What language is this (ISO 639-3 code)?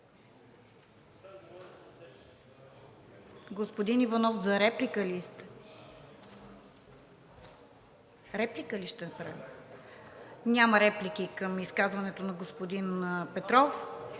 bul